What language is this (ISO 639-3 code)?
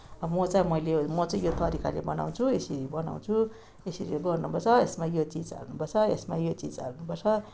nep